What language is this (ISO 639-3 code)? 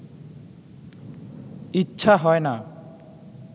ben